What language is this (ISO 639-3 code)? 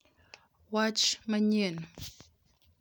luo